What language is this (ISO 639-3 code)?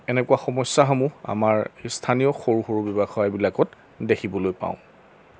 asm